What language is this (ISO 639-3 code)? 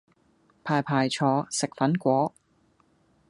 yue